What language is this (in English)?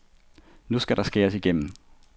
Danish